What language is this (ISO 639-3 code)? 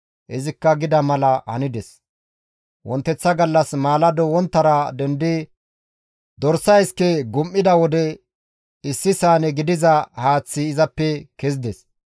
gmv